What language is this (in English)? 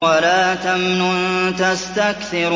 Arabic